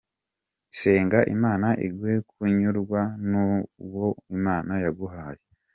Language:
Kinyarwanda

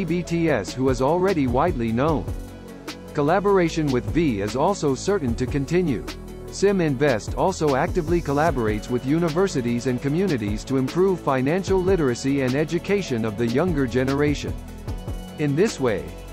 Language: English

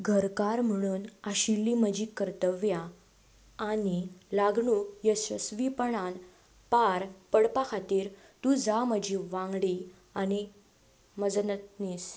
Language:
Konkani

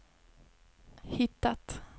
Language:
Swedish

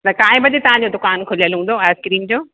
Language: Sindhi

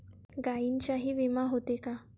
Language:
Marathi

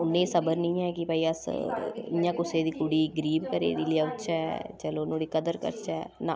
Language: Dogri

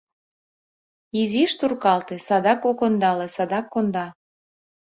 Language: Mari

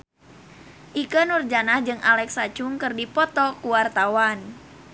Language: Sundanese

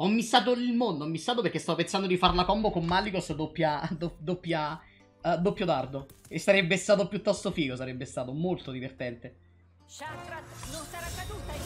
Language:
Italian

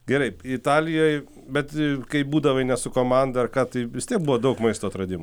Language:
Lithuanian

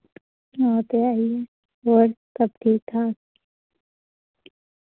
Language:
Dogri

